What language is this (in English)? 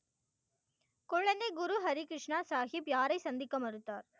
Tamil